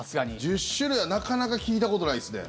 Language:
Japanese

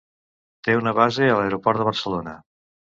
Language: Catalan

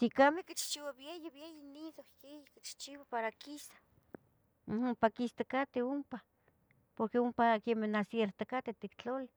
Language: Tetelcingo Nahuatl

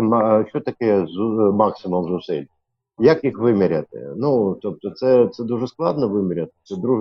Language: Ukrainian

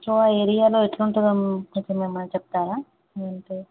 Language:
Telugu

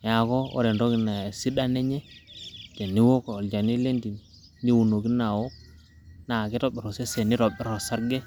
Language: Masai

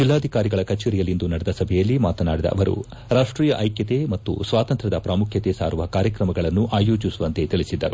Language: Kannada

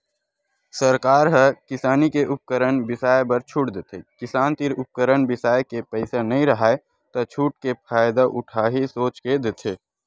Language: Chhattisgarhi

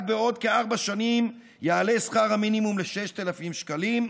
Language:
Hebrew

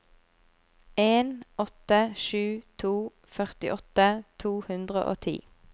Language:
Norwegian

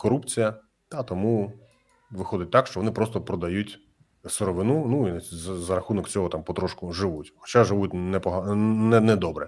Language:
Ukrainian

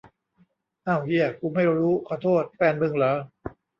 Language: Thai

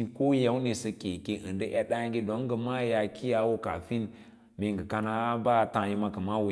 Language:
Lala-Roba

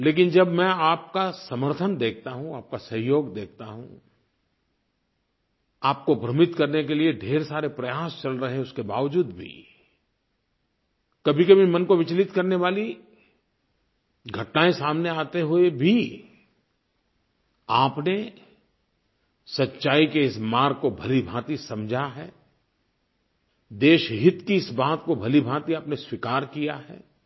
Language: Hindi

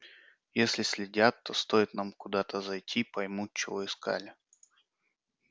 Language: Russian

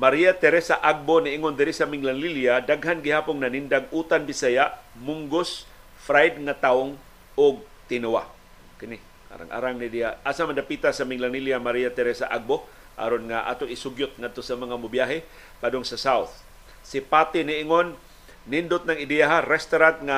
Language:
Filipino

